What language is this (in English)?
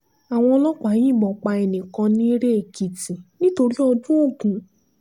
Yoruba